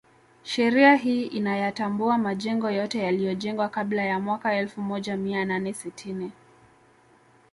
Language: Swahili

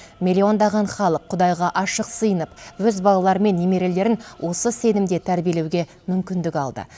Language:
Kazakh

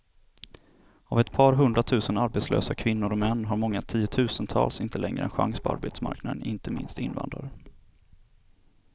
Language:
Swedish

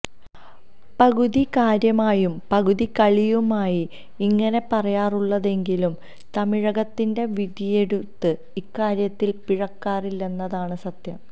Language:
Malayalam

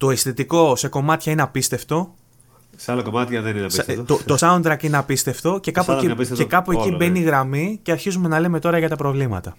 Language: Greek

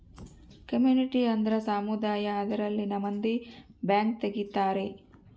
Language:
Kannada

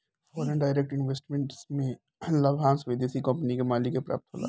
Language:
Bhojpuri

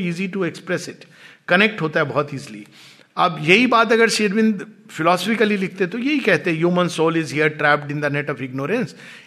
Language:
Hindi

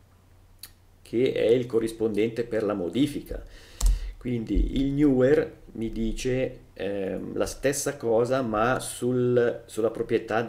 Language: Italian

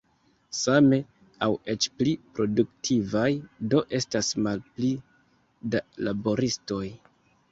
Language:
Esperanto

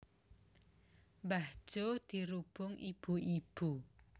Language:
Javanese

